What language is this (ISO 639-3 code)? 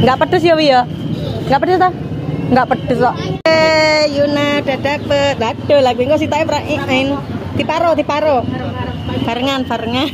ind